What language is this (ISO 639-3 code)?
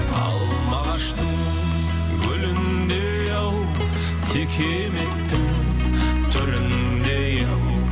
kaz